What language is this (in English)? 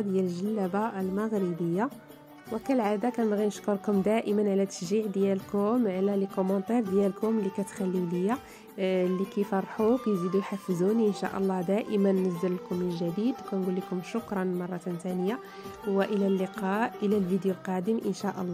Arabic